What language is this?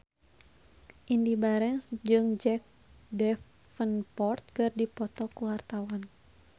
Sundanese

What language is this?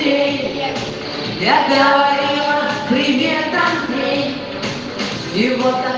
Russian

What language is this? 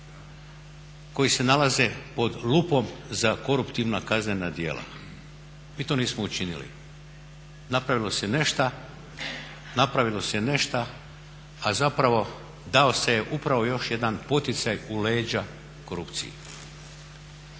Croatian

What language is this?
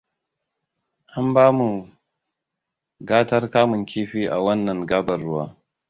Hausa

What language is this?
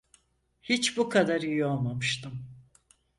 Turkish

